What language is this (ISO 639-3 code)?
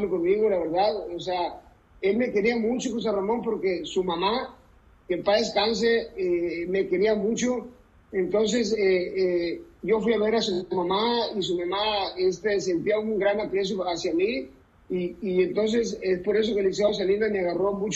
spa